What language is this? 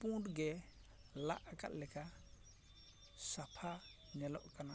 Santali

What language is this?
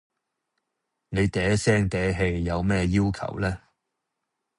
Cantonese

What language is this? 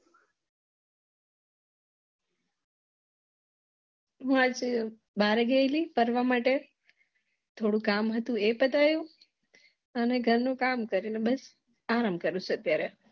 Gujarati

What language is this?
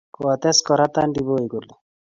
Kalenjin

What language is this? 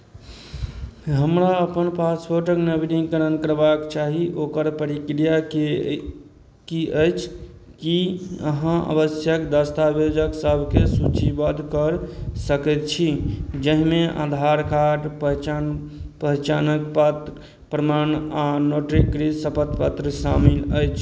Maithili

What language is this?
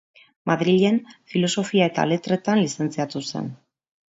Basque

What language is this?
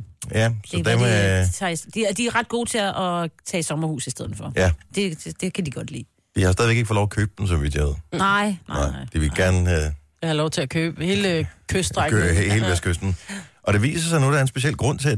Danish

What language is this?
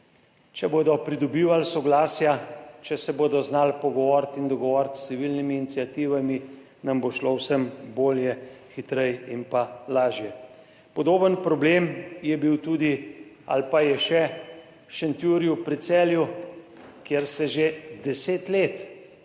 Slovenian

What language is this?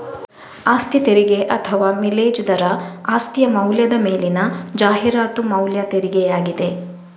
Kannada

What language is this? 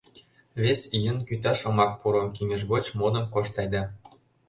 Mari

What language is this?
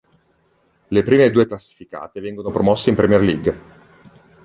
Italian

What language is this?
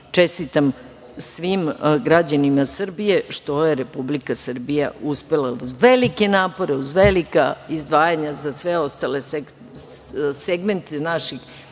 Serbian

